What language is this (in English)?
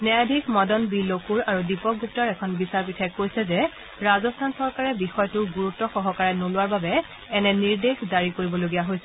Assamese